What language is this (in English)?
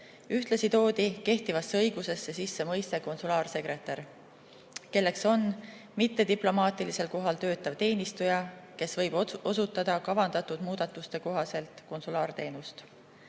Estonian